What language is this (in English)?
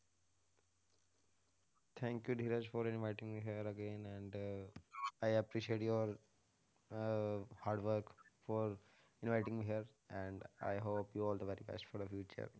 Punjabi